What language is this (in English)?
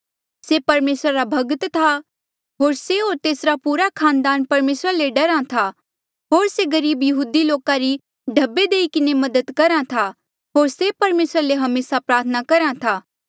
Mandeali